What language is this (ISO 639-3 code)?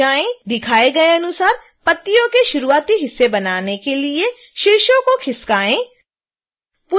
hin